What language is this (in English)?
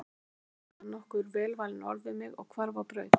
Icelandic